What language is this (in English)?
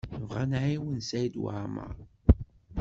Kabyle